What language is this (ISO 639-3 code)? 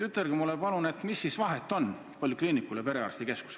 est